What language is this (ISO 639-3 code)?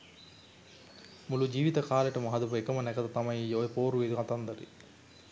sin